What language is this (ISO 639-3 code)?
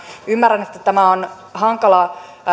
fin